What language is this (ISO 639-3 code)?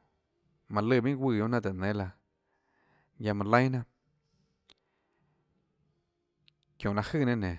ctl